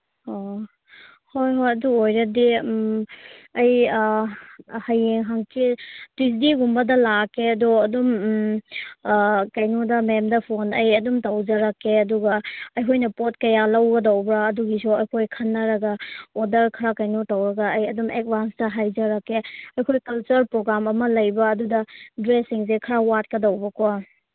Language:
Manipuri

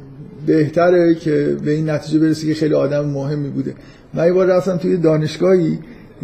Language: Persian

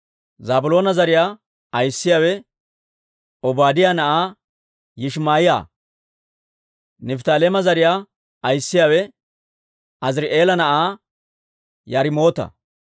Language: Dawro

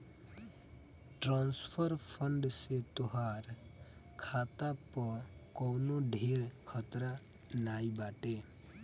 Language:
Bhojpuri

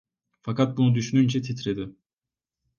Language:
Turkish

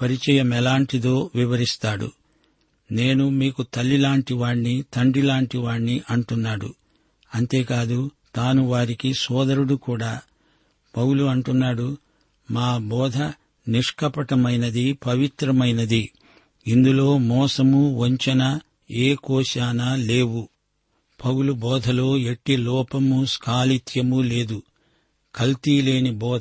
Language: Telugu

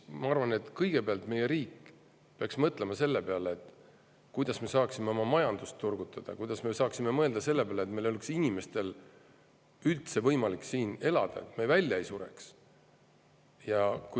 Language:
Estonian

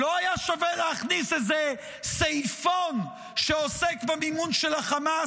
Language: Hebrew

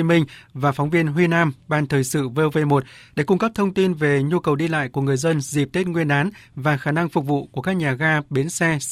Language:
Vietnamese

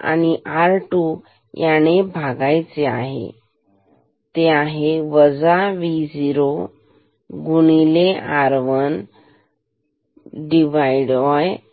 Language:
Marathi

